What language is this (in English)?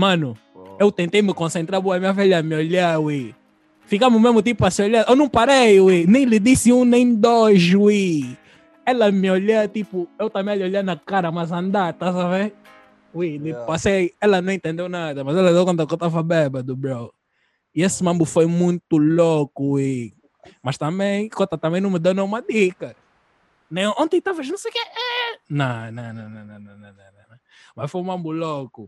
Portuguese